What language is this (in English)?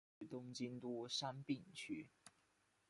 Chinese